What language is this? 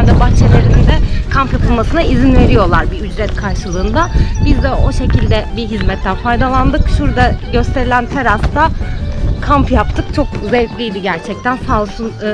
Turkish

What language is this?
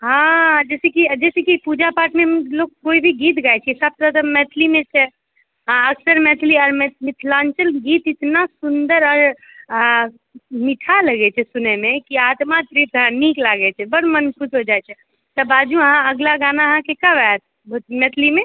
Maithili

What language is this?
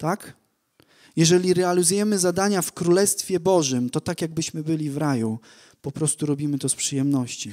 Polish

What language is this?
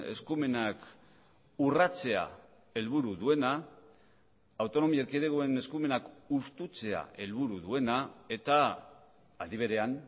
Basque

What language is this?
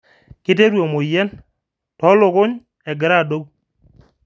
Masai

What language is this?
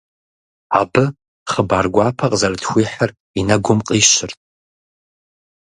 Kabardian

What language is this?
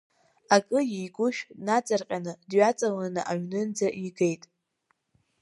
Abkhazian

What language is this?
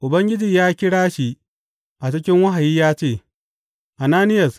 Hausa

